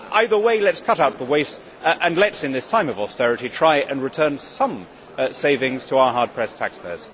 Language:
English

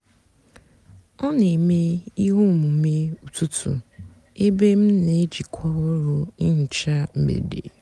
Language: Igbo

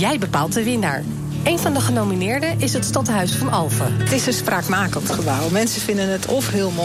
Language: Dutch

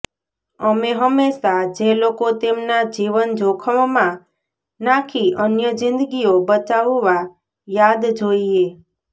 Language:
Gujarati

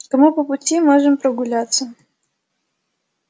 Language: Russian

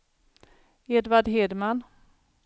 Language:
Swedish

